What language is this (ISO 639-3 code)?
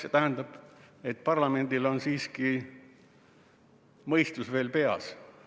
est